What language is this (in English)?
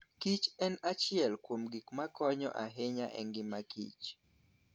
Luo (Kenya and Tanzania)